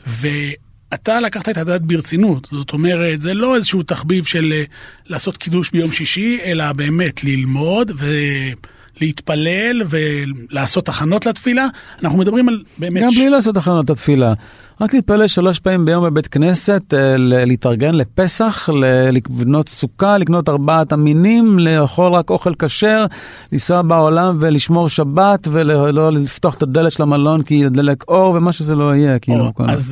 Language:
Hebrew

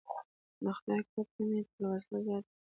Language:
Pashto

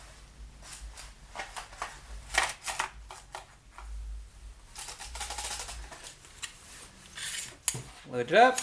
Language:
English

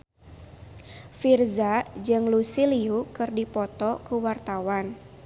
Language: Sundanese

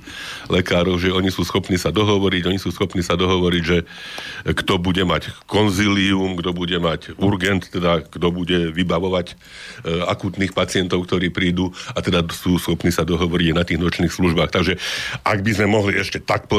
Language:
Slovak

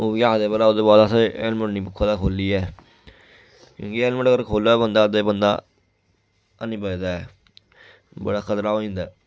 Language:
Dogri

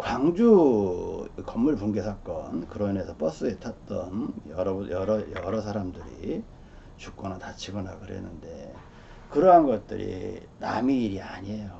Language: Korean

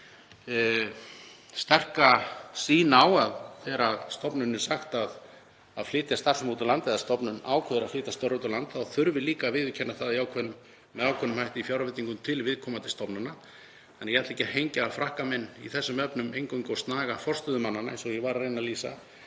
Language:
Icelandic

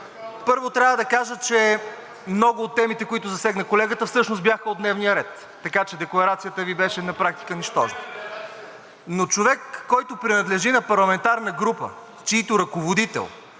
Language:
Bulgarian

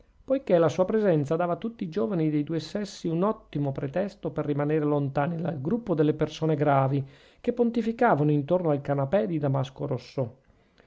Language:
Italian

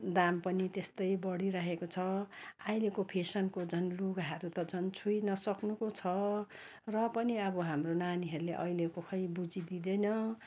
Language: Nepali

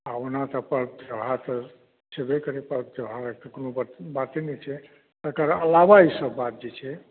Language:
Maithili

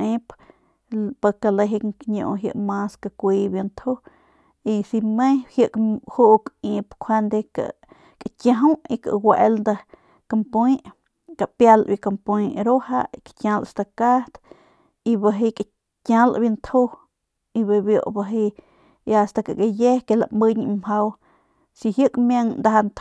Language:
Northern Pame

